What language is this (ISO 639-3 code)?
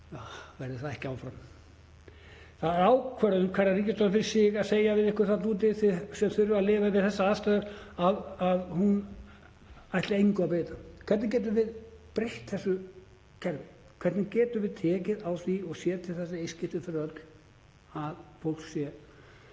isl